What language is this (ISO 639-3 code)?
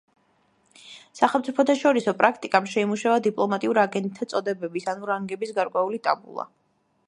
kat